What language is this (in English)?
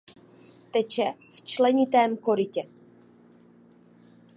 Czech